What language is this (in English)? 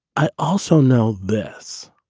English